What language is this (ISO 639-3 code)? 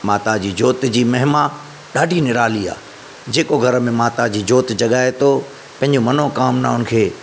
snd